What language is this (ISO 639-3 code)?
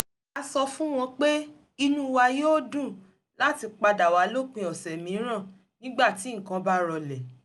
yor